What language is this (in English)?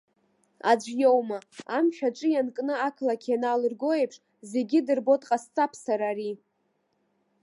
Abkhazian